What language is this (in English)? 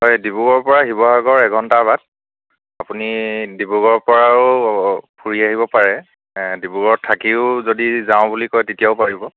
Assamese